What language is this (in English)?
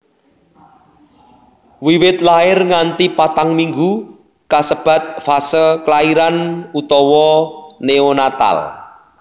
Javanese